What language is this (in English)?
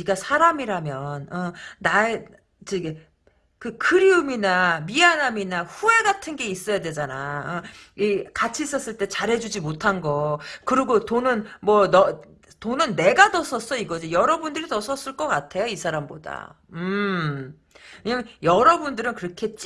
Korean